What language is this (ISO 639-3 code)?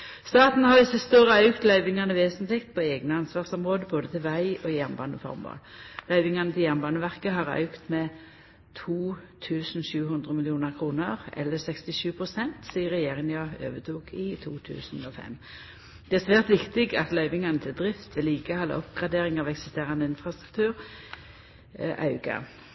nno